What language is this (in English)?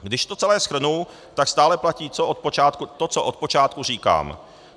Czech